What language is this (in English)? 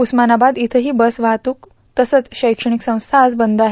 Marathi